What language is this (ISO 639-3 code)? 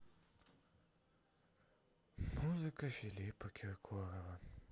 rus